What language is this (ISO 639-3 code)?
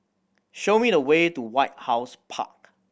eng